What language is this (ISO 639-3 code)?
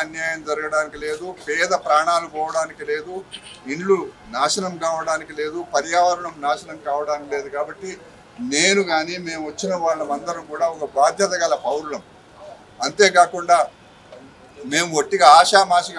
hin